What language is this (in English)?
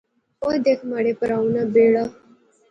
Pahari-Potwari